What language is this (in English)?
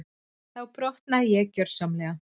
Icelandic